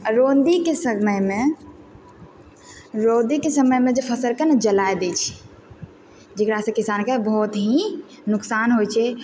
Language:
Maithili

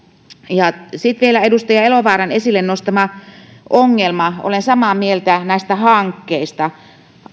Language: Finnish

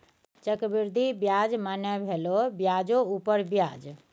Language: Maithili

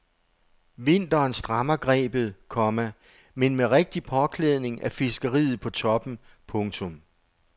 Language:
Danish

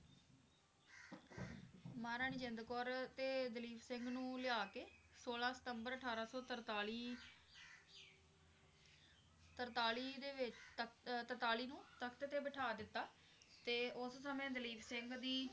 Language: Punjabi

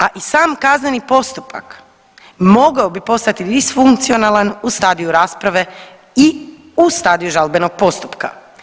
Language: Croatian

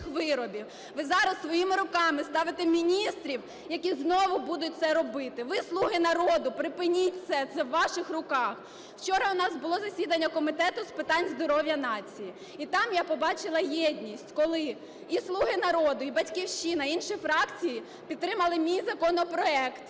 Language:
Ukrainian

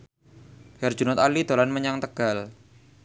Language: Javanese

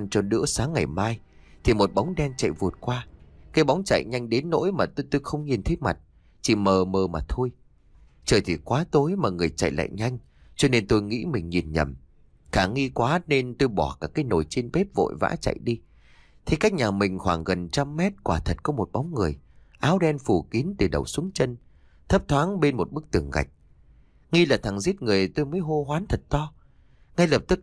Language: Vietnamese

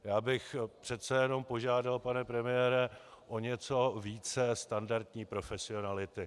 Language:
Czech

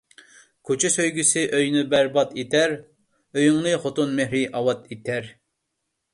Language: Uyghur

